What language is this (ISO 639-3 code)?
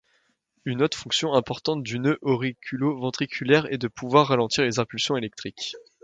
fra